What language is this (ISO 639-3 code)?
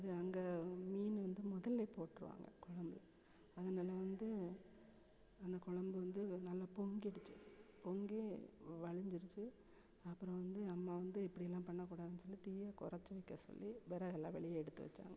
tam